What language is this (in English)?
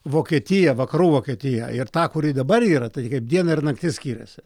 Lithuanian